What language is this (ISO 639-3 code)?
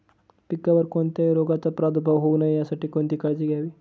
mar